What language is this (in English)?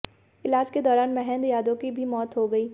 Hindi